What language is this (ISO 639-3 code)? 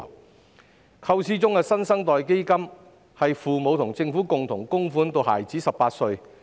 yue